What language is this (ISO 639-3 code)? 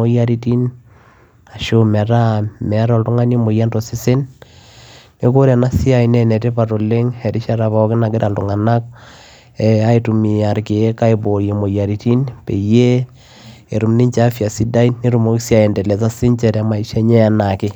mas